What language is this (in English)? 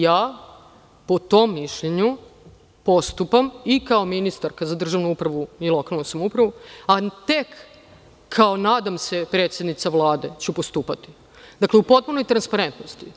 Serbian